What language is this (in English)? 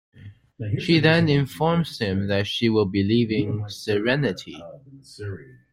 English